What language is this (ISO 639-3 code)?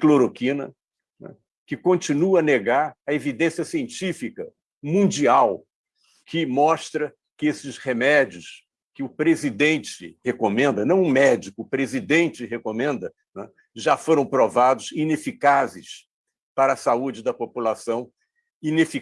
por